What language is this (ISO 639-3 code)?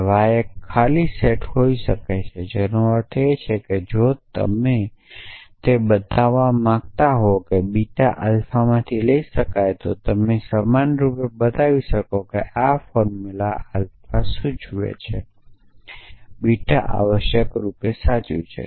guj